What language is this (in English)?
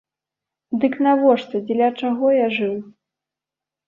Belarusian